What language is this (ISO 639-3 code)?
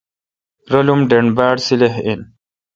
xka